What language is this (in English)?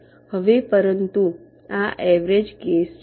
Gujarati